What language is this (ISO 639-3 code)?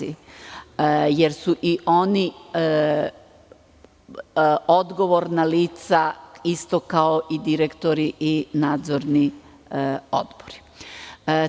srp